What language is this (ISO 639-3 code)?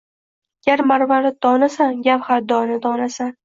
uzb